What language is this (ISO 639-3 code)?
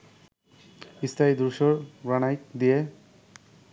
ben